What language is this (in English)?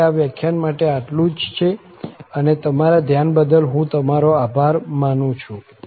Gujarati